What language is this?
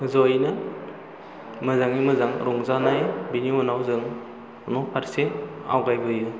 Bodo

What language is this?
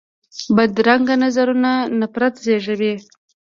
Pashto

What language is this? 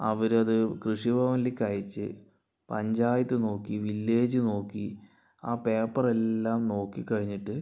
Malayalam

